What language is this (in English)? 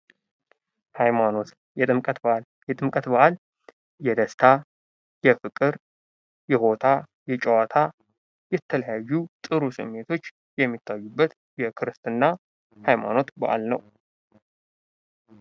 Amharic